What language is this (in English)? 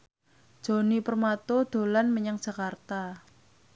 Javanese